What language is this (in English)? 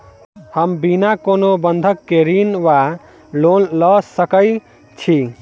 Maithili